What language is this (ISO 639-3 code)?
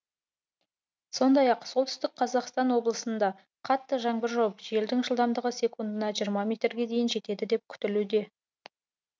kaz